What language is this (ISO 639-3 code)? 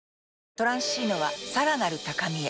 jpn